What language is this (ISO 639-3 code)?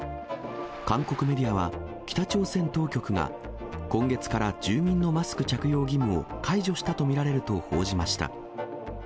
jpn